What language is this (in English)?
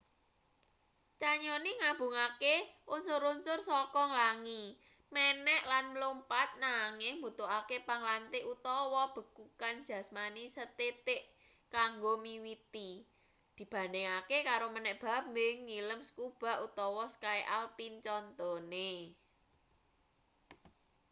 Javanese